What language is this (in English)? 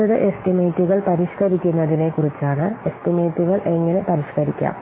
Malayalam